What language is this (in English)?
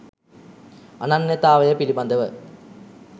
Sinhala